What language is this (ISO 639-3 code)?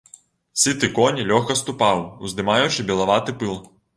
bel